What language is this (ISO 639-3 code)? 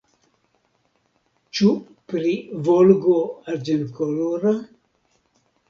epo